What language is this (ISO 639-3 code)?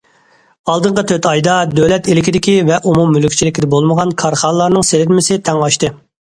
uig